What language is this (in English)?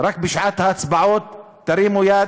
Hebrew